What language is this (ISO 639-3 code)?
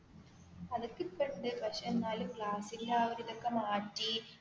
mal